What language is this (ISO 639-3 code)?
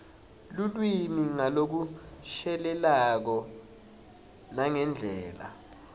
ssw